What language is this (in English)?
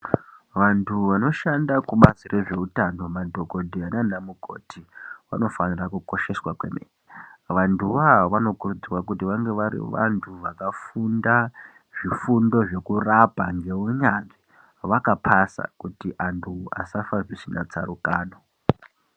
Ndau